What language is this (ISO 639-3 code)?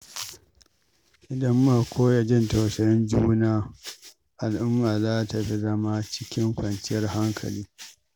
hau